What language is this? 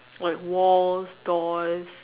English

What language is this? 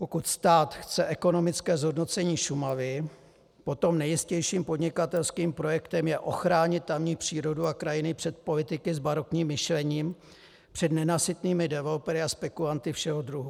Czech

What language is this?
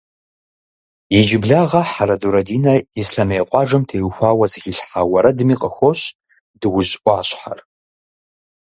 Kabardian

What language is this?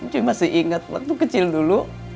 Indonesian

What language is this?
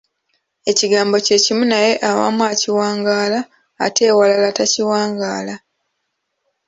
Ganda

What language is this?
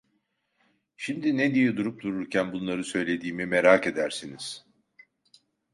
Turkish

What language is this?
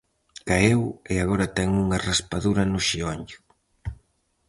Galician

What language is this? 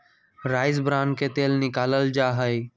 Magahi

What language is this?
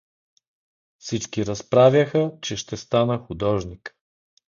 Bulgarian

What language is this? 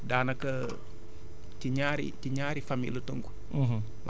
Wolof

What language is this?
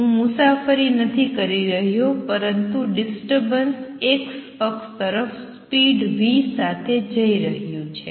Gujarati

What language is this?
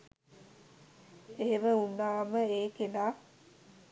Sinhala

